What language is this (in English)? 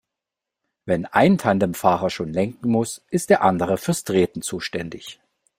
German